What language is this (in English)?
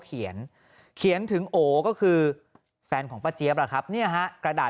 Thai